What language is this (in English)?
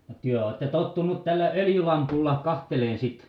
Finnish